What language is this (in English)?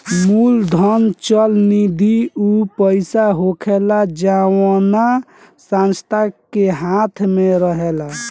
Bhojpuri